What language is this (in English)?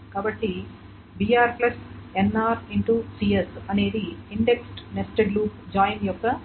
Telugu